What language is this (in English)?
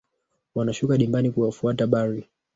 Swahili